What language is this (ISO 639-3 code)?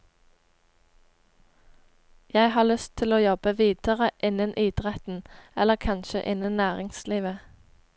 nor